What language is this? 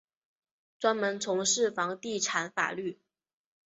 Chinese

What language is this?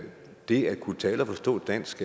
Danish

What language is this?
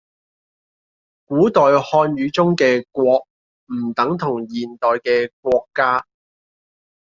Cantonese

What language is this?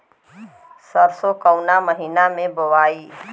Bhojpuri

